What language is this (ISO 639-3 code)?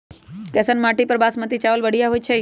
mag